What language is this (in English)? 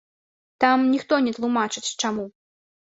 Belarusian